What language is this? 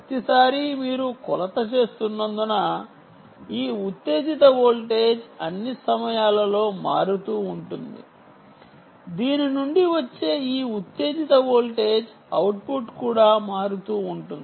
Telugu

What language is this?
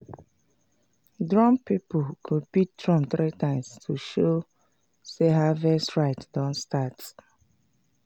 Nigerian Pidgin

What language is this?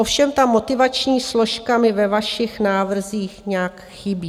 Czech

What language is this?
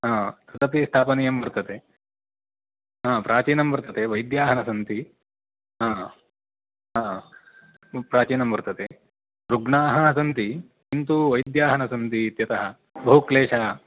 Sanskrit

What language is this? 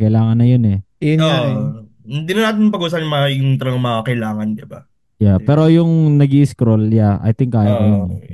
Filipino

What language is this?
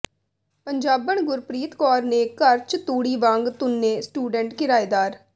Punjabi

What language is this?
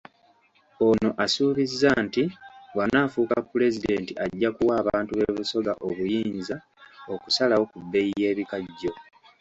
Ganda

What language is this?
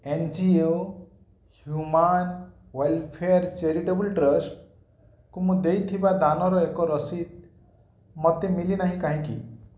Odia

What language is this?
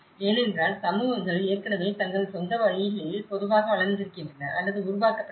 Tamil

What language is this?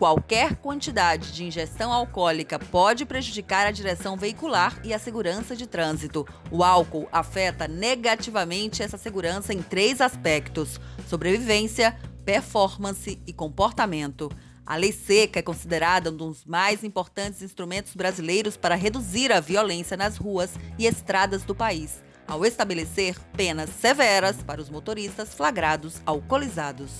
Portuguese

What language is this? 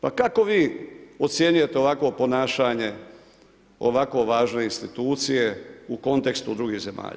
Croatian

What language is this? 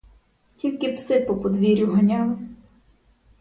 Ukrainian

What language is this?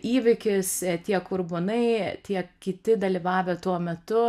Lithuanian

